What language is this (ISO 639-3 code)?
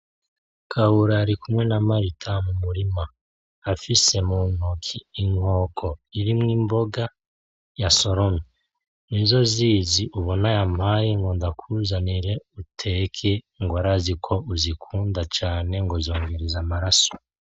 run